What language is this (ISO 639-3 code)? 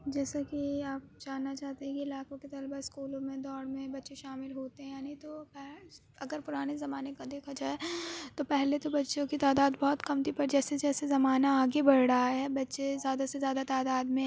urd